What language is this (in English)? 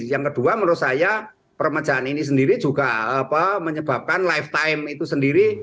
Indonesian